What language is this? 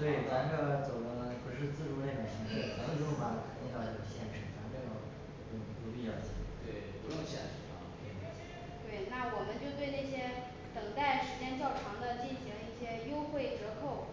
Chinese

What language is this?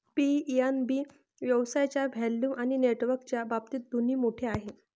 Marathi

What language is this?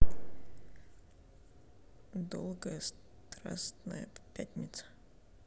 Russian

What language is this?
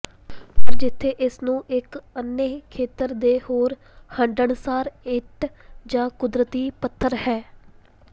Punjabi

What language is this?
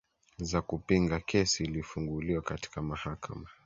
Swahili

